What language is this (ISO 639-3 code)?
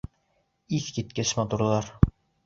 bak